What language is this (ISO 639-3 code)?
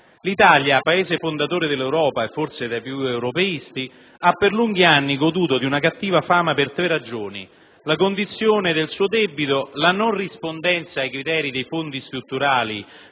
ita